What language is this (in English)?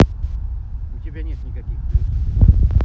Russian